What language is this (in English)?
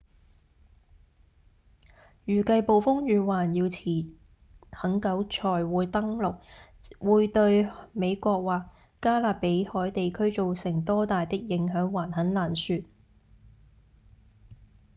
Cantonese